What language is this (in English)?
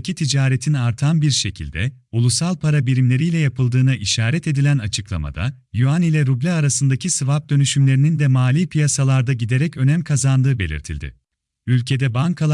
Turkish